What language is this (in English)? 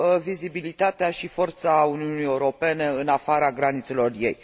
Romanian